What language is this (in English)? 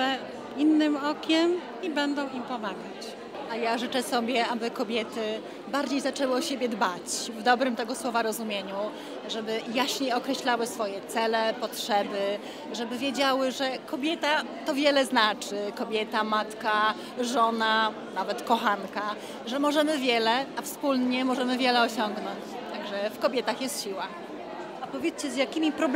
Polish